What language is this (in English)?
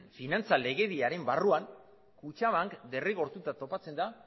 Basque